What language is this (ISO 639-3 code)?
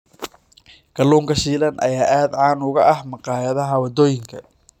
som